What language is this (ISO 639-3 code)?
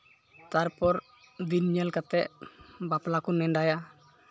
sat